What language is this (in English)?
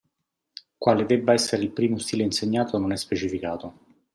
Italian